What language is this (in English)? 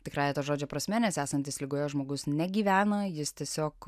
Lithuanian